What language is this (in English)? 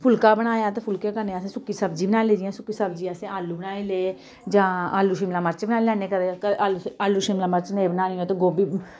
Dogri